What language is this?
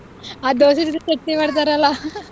Kannada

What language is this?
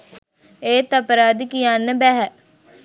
Sinhala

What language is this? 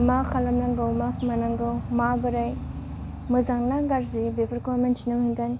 Bodo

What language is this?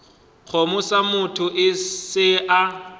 Northern Sotho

